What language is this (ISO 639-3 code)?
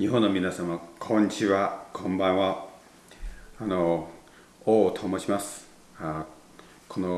jpn